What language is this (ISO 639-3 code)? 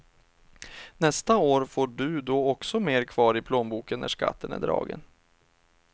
swe